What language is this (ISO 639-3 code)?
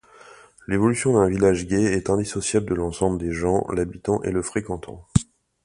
fra